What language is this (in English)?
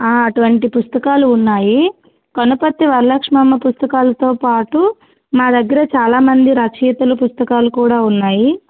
Telugu